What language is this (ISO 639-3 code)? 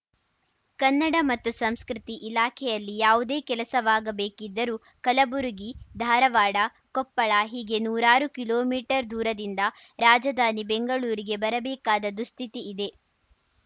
kan